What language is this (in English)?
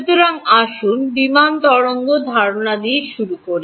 Bangla